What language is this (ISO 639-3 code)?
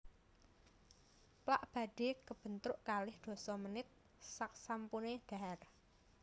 jav